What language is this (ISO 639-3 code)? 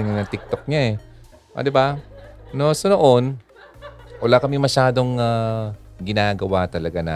fil